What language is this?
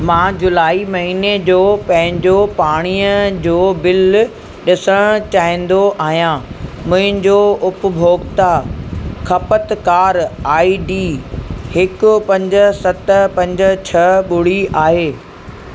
Sindhi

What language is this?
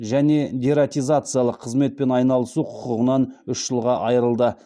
Kazakh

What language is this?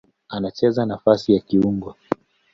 Swahili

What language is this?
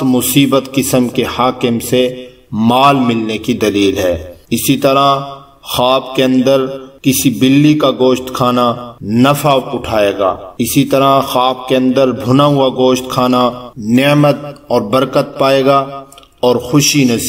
Arabic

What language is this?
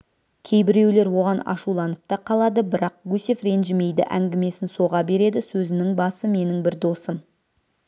Kazakh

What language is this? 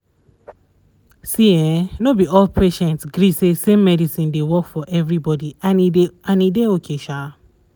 Nigerian Pidgin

